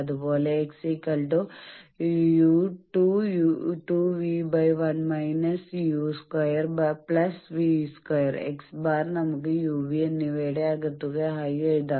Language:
Malayalam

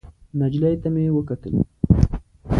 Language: Pashto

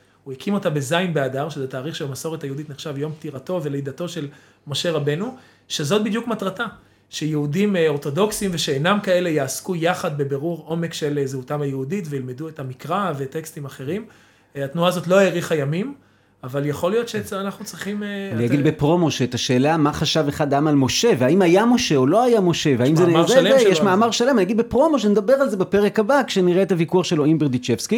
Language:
Hebrew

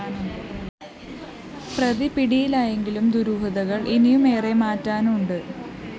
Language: Malayalam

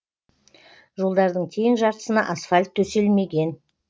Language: Kazakh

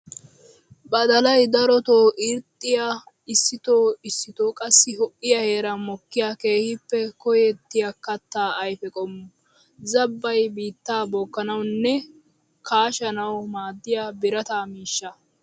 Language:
Wolaytta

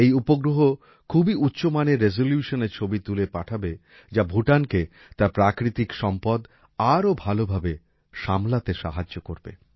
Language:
Bangla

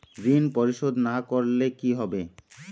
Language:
Bangla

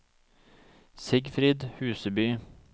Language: Norwegian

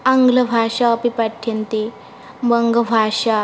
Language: Sanskrit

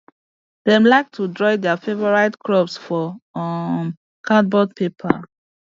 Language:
Nigerian Pidgin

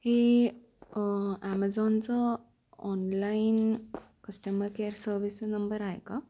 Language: Marathi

